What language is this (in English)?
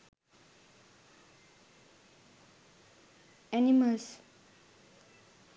Sinhala